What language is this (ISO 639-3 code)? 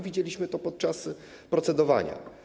pol